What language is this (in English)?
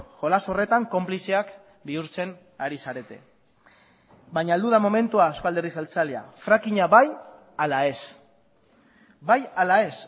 Basque